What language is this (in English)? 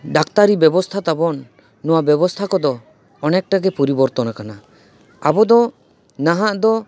Santali